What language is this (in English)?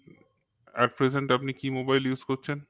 Bangla